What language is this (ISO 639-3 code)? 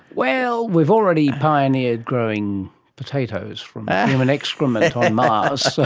eng